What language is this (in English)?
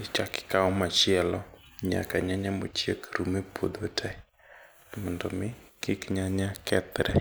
Luo (Kenya and Tanzania)